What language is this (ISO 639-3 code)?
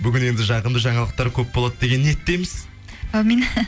kaz